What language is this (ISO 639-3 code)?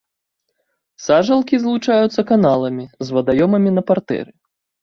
bel